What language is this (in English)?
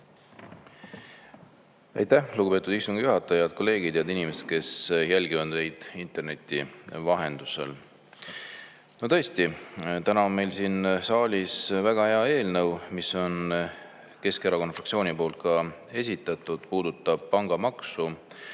Estonian